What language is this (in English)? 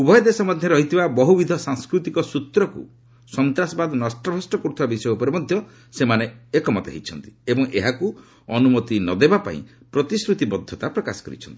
Odia